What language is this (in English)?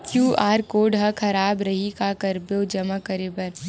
Chhattisgarhi